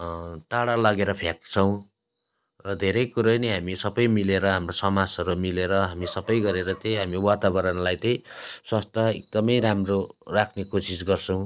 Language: Nepali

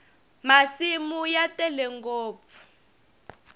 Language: Tsonga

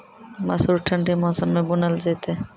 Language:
Maithili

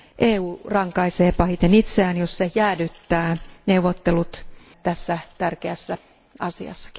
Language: Finnish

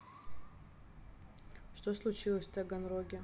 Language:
Russian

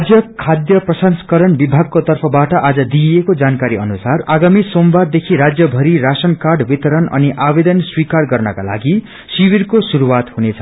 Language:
Nepali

